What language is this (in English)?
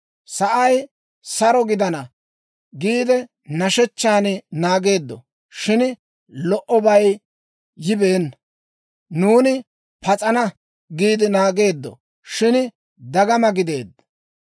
Dawro